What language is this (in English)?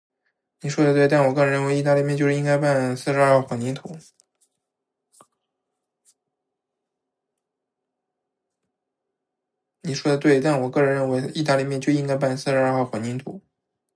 Chinese